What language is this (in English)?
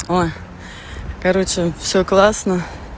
Russian